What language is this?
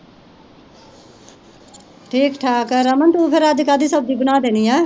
Punjabi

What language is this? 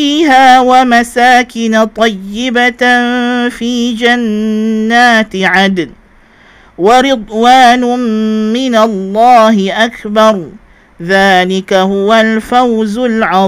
Malay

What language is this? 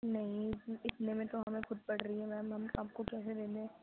Urdu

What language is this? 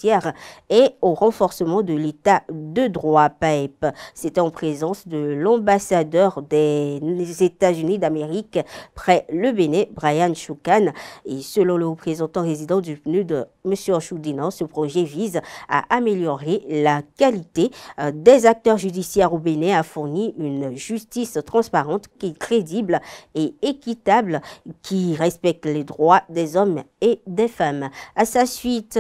French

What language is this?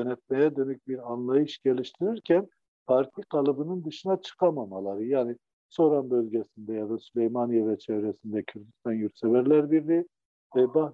Turkish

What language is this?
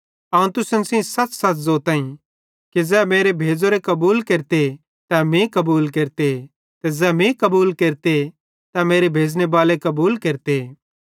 Bhadrawahi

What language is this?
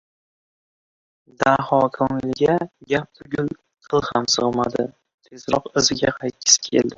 Uzbek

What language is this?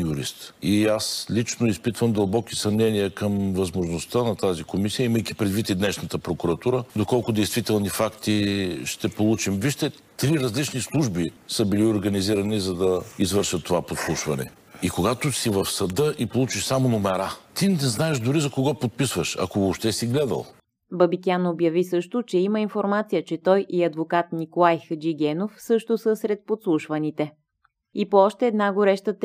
Bulgarian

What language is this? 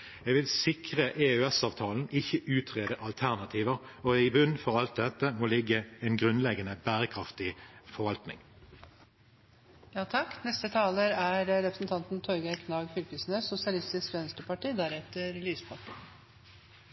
Norwegian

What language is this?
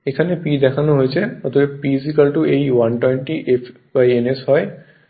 Bangla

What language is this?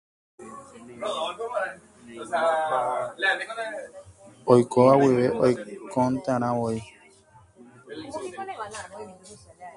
Guarani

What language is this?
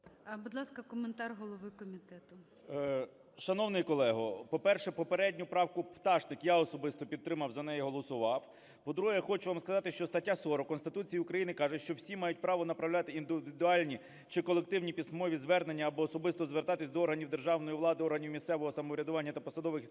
Ukrainian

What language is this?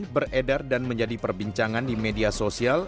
Indonesian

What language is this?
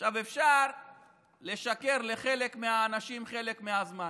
Hebrew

